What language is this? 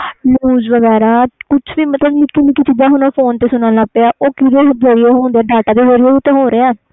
Punjabi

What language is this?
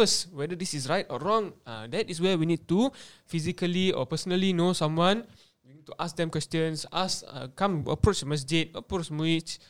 Malay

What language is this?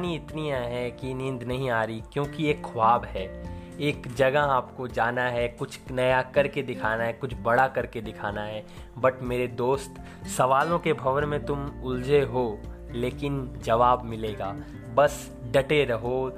Hindi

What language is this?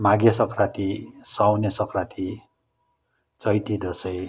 Nepali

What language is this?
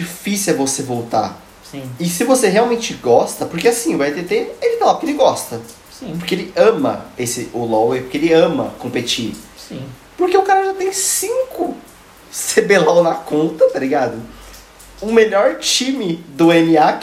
Portuguese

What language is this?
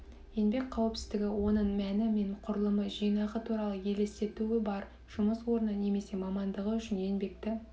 Kazakh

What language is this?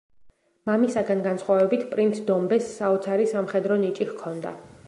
Georgian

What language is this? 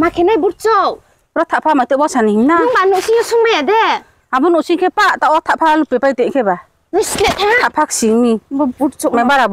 Vietnamese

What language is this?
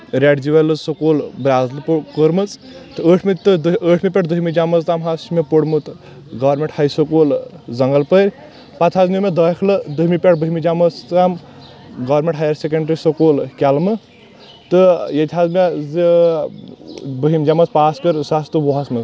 Kashmiri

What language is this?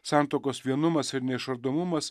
Lithuanian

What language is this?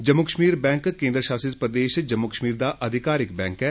Dogri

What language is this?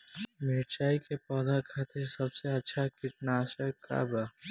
Bhojpuri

